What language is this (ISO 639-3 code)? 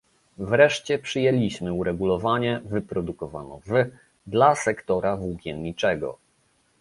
pol